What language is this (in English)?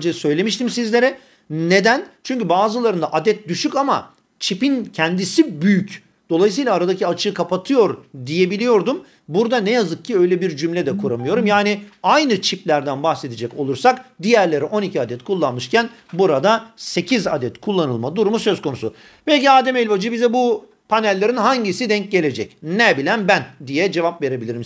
Turkish